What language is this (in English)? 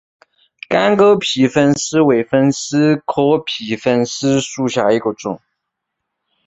Chinese